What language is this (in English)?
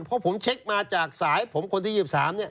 Thai